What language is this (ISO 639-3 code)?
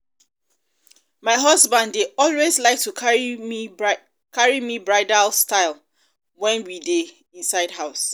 pcm